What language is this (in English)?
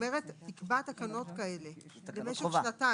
Hebrew